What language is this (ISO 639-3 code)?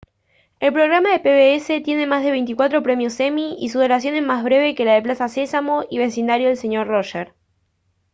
spa